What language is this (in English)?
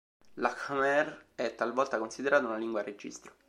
Italian